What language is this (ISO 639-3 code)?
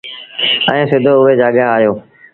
sbn